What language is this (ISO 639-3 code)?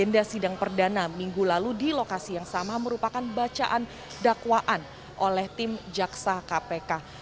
ind